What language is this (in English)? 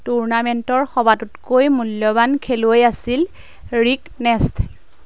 Assamese